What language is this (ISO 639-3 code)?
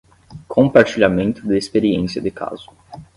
por